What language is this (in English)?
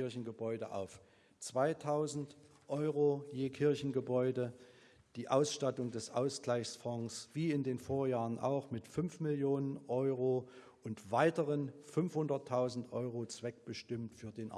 German